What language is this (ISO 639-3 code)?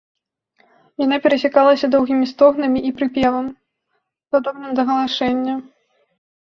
bel